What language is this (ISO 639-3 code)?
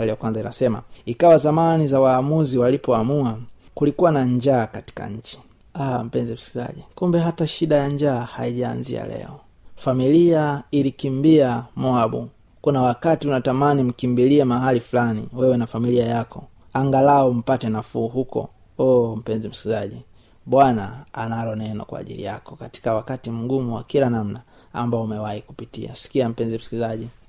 swa